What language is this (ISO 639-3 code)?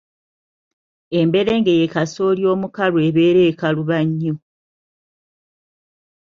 lug